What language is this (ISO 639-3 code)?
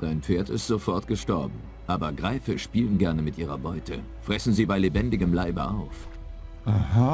deu